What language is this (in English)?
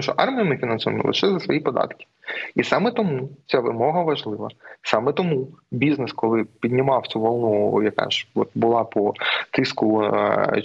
Ukrainian